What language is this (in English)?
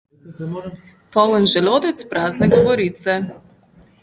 Slovenian